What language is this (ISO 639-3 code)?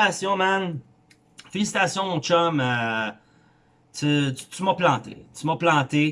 fra